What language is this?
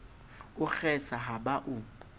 Southern Sotho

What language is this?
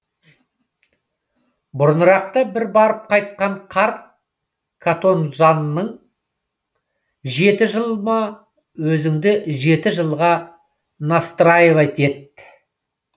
Kazakh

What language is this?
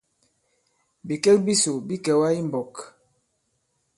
Bankon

